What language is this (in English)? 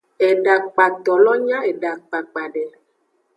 Aja (Benin)